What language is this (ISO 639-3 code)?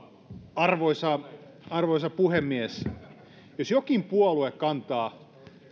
fin